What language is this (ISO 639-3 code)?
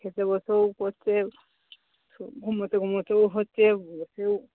ben